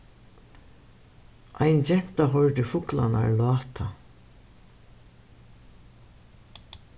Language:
Faroese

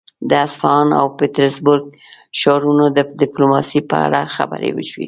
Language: Pashto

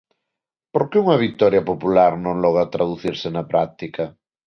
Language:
Galician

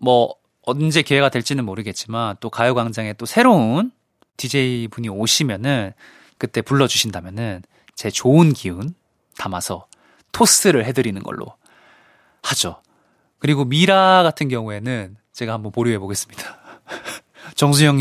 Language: Korean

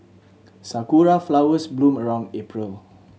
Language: English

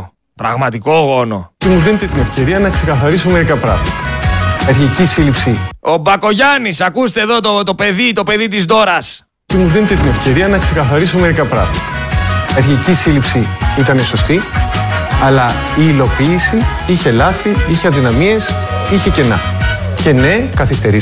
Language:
Greek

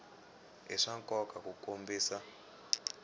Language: Tsonga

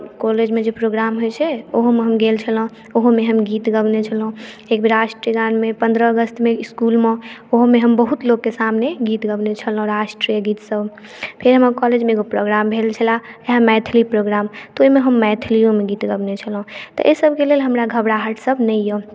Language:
Maithili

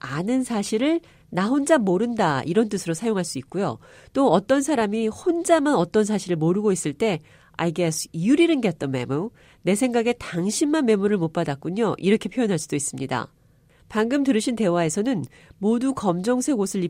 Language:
Korean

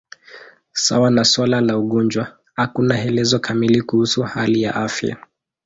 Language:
Swahili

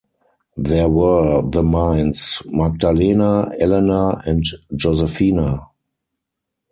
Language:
English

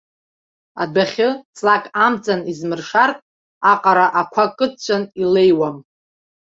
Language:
Abkhazian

